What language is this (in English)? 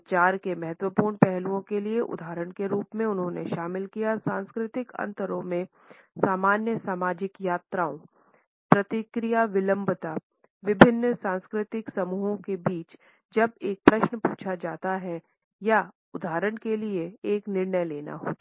Hindi